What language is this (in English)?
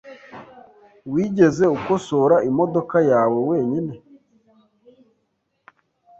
Kinyarwanda